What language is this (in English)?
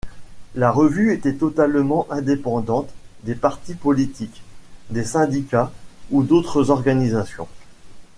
French